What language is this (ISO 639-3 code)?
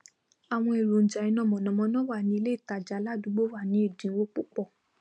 yor